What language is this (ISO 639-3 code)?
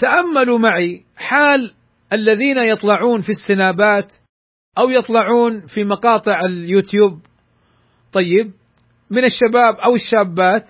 ara